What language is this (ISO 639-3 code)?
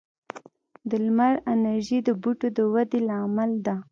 pus